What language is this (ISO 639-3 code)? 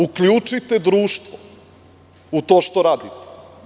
srp